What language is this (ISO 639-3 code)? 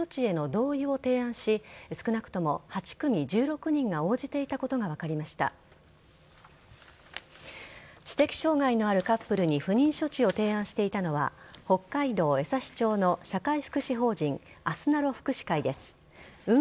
jpn